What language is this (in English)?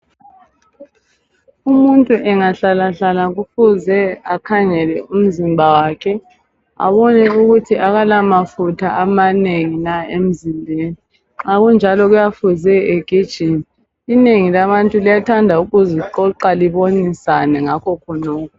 North Ndebele